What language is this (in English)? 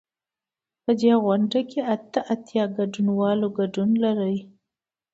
Pashto